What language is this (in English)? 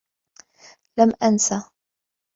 Arabic